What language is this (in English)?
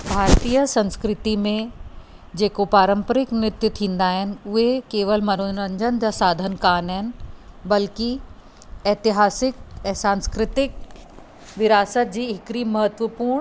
Sindhi